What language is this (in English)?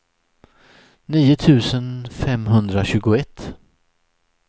Swedish